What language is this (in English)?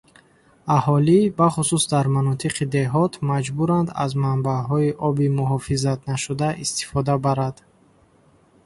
Tajik